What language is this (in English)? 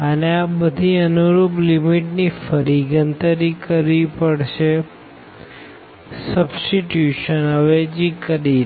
Gujarati